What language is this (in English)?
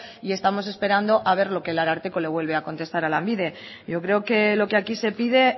Spanish